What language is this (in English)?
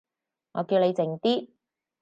Cantonese